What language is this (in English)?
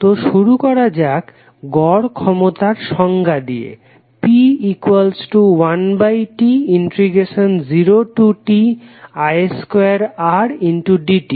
Bangla